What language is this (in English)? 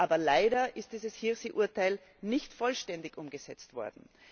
German